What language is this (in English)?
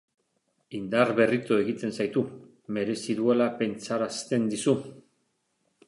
Basque